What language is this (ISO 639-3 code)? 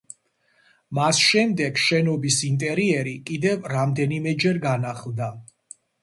kat